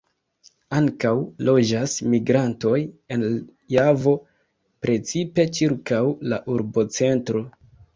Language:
Esperanto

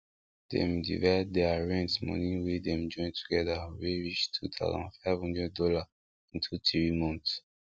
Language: Nigerian Pidgin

